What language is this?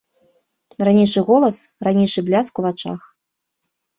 Belarusian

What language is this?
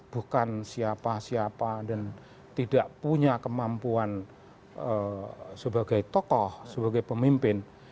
Indonesian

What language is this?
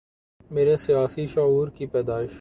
Urdu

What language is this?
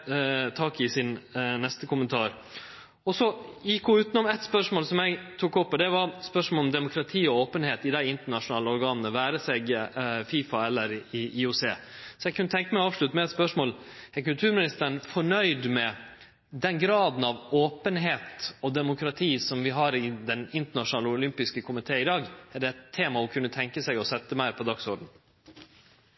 Norwegian Nynorsk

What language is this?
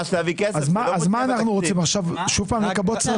Hebrew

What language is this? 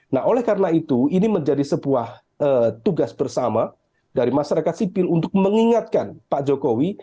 Indonesian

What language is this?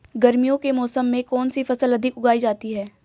Hindi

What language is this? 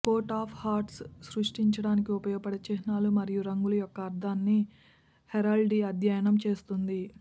Telugu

